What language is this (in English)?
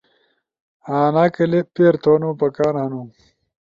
Ushojo